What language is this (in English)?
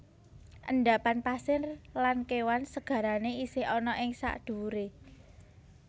Javanese